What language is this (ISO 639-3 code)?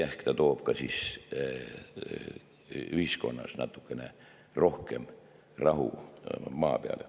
est